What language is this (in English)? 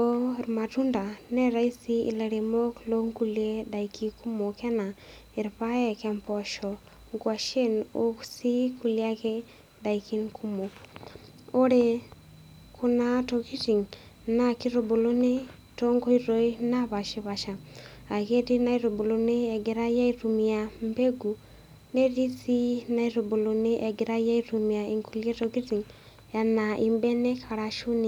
Masai